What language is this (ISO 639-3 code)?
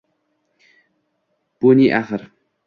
uzb